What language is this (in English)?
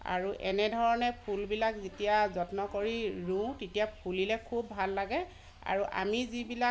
Assamese